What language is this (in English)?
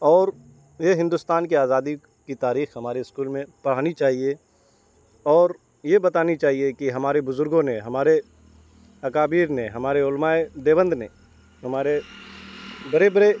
Urdu